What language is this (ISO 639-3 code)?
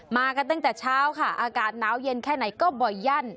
tha